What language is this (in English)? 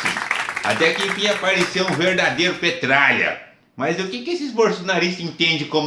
Portuguese